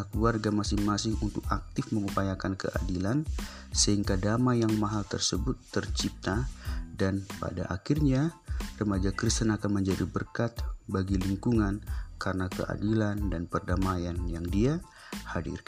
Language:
Indonesian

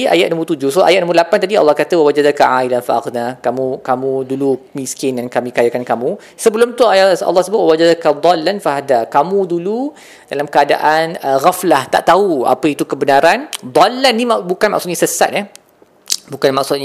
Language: Malay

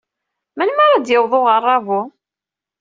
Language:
Kabyle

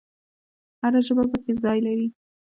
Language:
Pashto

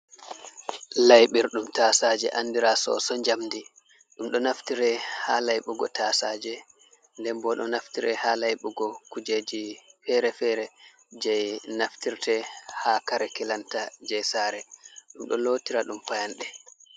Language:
Fula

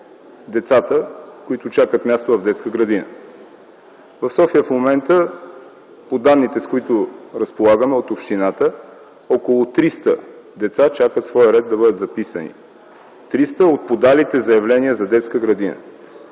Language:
Bulgarian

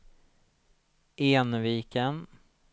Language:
Swedish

